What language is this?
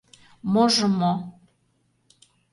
Mari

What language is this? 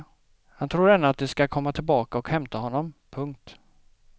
Swedish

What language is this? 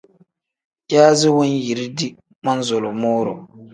Tem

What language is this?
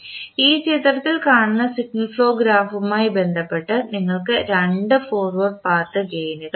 Malayalam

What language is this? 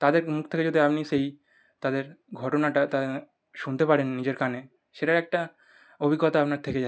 Bangla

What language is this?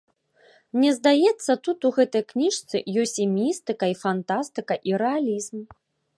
Belarusian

